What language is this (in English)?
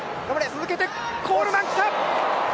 Japanese